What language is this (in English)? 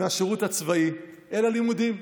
Hebrew